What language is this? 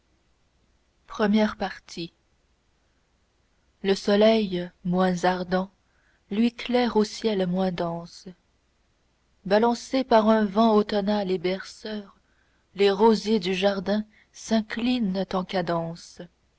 French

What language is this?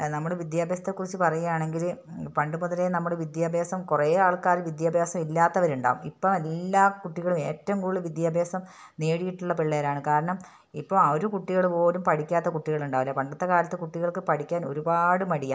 Malayalam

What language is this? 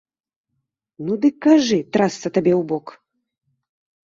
Belarusian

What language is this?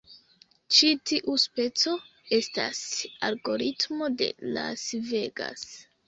Esperanto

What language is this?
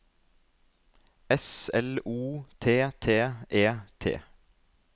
Norwegian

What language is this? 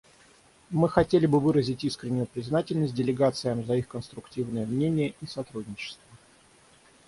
Russian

